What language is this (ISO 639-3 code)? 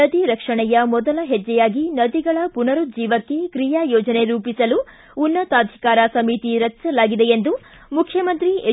kan